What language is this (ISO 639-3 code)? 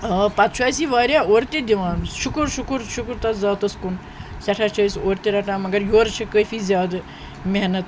kas